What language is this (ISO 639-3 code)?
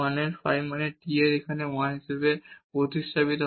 ben